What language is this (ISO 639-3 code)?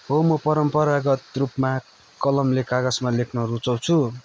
nep